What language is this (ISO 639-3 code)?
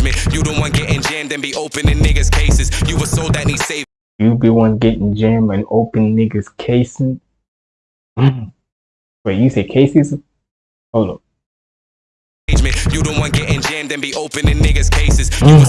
eng